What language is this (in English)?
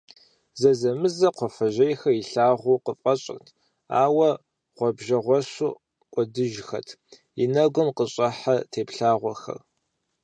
Kabardian